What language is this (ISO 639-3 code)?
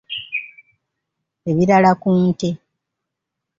lug